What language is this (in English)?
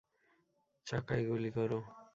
Bangla